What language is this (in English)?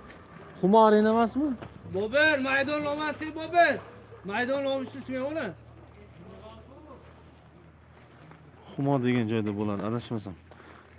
Turkish